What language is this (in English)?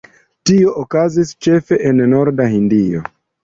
Esperanto